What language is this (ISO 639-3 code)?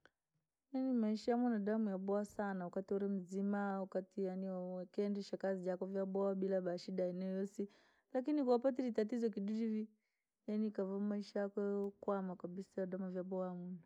lag